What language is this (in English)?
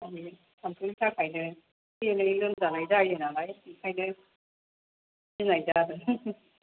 Bodo